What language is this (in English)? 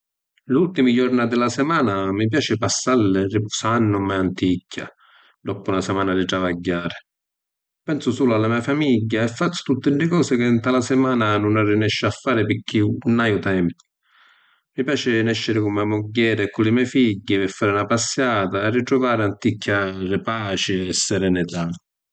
Sicilian